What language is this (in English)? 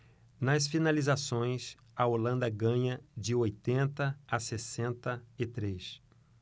Portuguese